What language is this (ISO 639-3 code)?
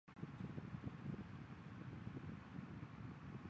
zho